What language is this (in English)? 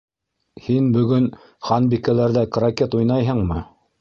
Bashkir